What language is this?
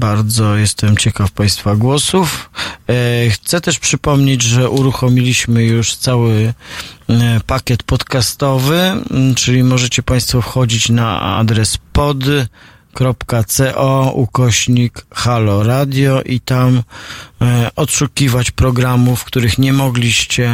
Polish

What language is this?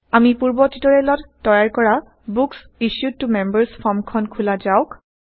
Assamese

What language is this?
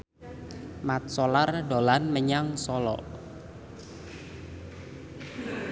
Javanese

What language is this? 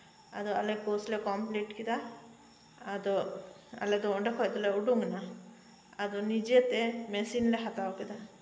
Santali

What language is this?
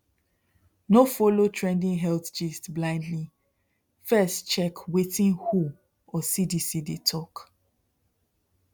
Nigerian Pidgin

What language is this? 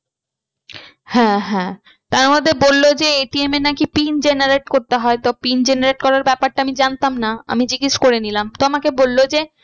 Bangla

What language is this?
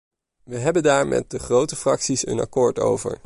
Dutch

